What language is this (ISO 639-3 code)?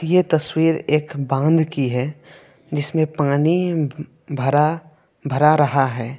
hin